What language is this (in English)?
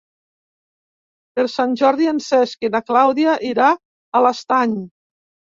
Catalan